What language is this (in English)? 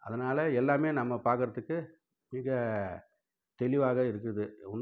Tamil